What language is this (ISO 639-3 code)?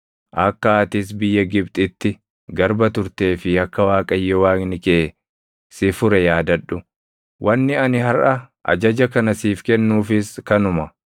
orm